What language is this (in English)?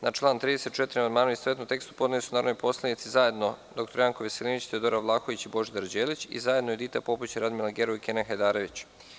Serbian